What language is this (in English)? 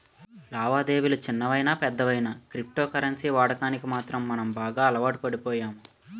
Telugu